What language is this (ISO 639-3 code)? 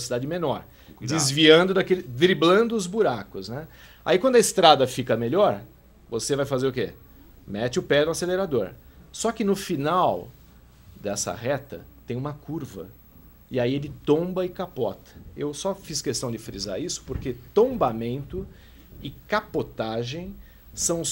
por